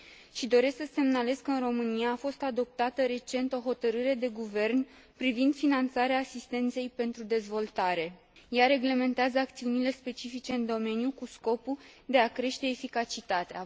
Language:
Romanian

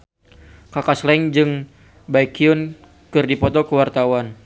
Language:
Sundanese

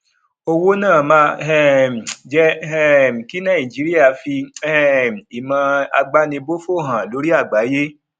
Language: Yoruba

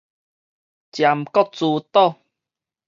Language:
Min Nan Chinese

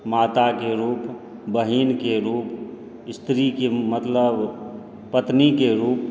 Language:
Maithili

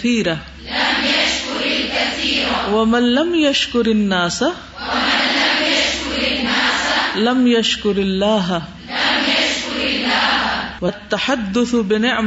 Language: Urdu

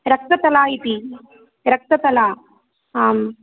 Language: Sanskrit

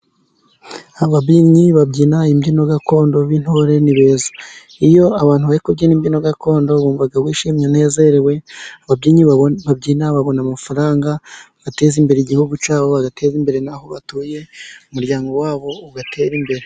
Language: Kinyarwanda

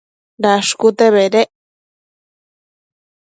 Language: Matsés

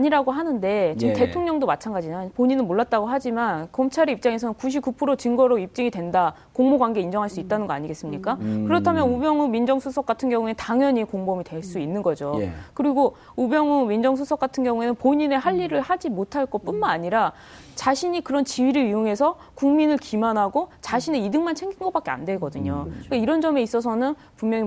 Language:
Korean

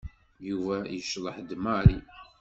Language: Kabyle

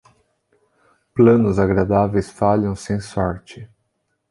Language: Portuguese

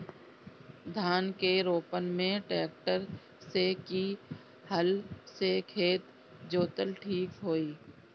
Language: Bhojpuri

